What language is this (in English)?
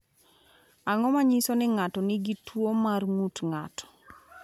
Luo (Kenya and Tanzania)